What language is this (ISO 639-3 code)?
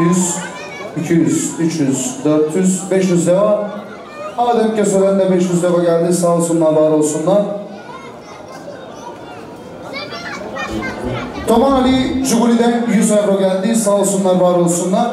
tur